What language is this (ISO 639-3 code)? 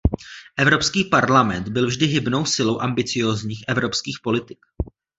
ces